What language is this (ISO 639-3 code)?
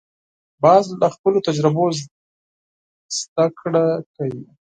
pus